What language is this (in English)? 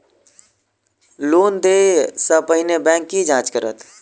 Maithili